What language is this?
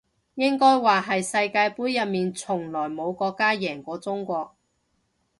Cantonese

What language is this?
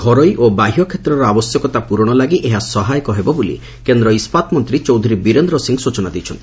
Odia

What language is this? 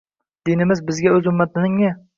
Uzbek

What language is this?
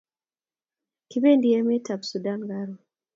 Kalenjin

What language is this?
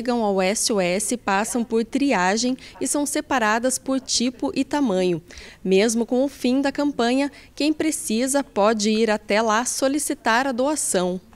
Portuguese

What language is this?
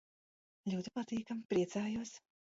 Latvian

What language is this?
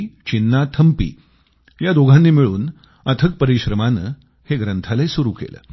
Marathi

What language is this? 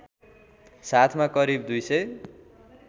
Nepali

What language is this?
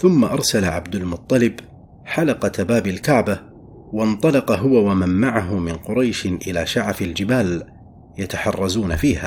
Arabic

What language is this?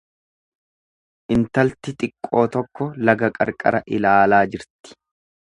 Oromo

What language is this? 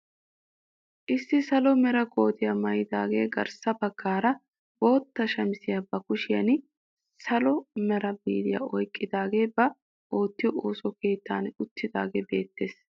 Wolaytta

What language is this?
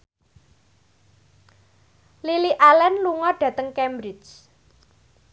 Javanese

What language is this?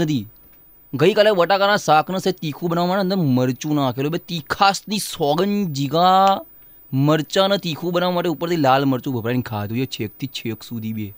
Gujarati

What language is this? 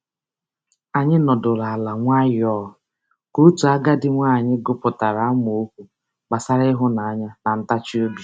Igbo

